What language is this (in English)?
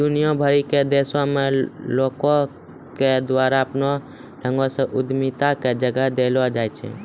Maithili